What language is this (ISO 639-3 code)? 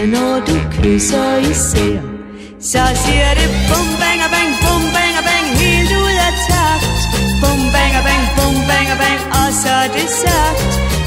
vie